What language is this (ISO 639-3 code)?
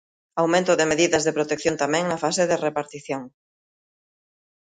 glg